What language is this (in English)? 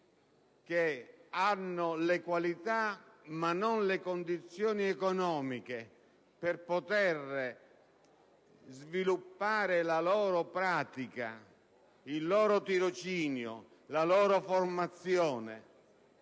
Italian